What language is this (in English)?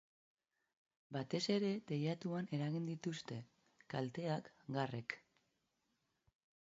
Basque